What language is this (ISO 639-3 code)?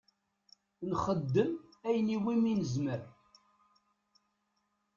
kab